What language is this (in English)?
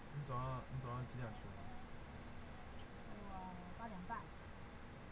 Chinese